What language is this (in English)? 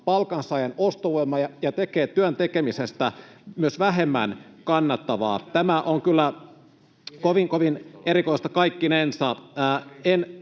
Finnish